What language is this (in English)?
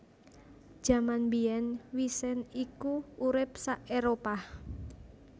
Javanese